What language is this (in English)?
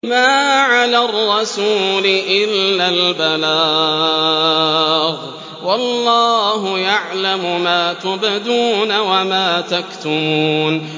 Arabic